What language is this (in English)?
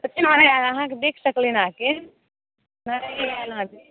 Maithili